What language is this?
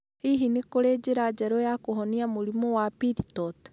Kikuyu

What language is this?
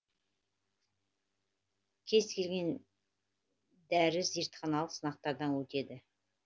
Kazakh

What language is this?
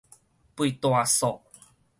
Min Nan Chinese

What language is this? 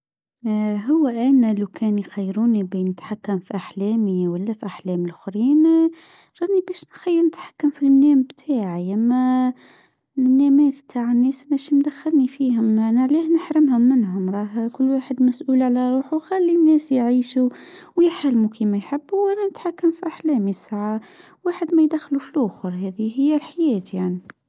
Tunisian Arabic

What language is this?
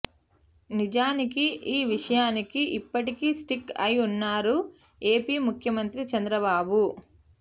Telugu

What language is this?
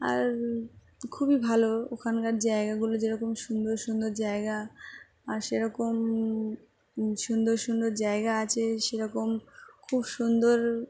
Bangla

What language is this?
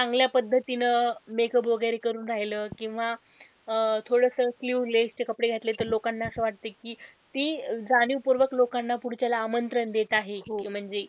Marathi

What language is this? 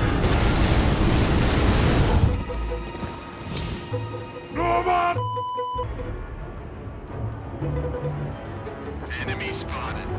Korean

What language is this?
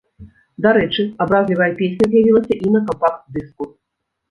Belarusian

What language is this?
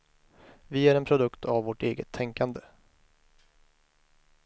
Swedish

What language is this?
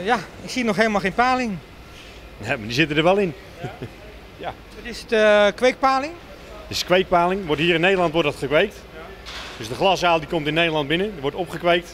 Dutch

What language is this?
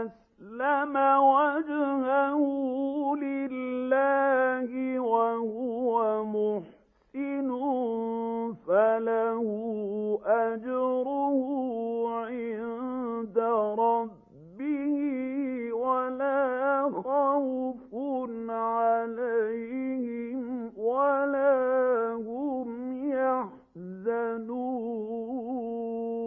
Arabic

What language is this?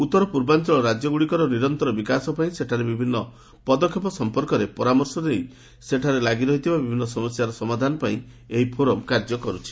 Odia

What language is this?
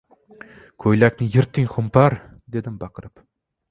Uzbek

